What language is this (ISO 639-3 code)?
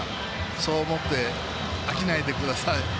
jpn